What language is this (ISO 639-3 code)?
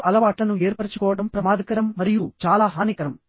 tel